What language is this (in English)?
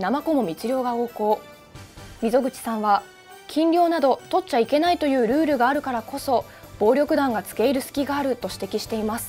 Japanese